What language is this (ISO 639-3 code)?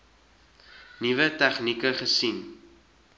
afr